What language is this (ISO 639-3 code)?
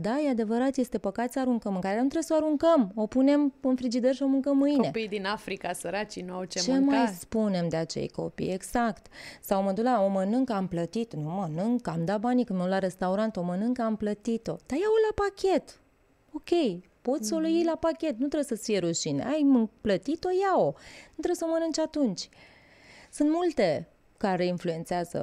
ron